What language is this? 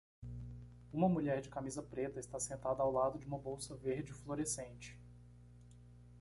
Portuguese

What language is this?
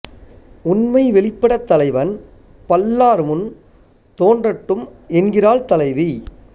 Tamil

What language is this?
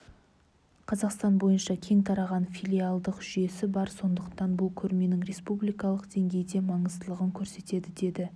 Kazakh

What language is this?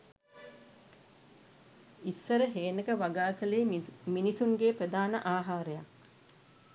Sinhala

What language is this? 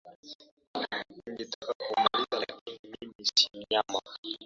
Swahili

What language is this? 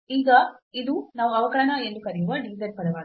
Kannada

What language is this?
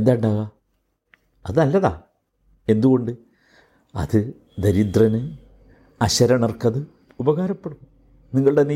Malayalam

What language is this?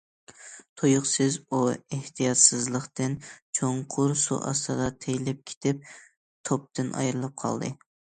Uyghur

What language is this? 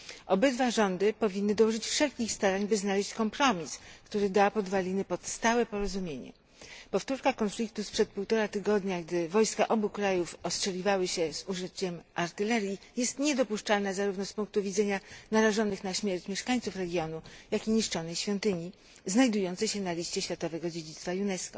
Polish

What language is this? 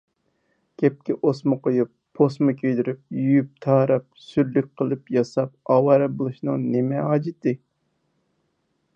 Uyghur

